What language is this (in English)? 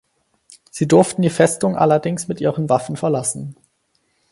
German